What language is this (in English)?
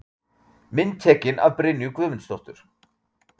Icelandic